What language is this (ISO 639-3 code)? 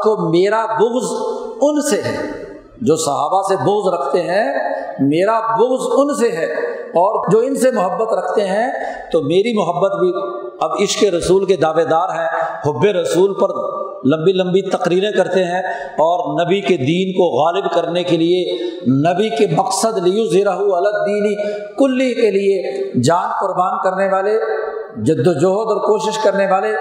urd